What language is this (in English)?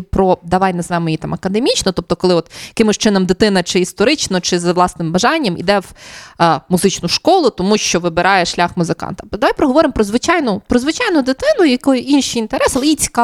Ukrainian